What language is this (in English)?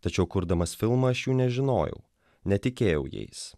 Lithuanian